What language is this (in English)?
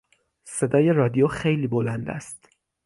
Persian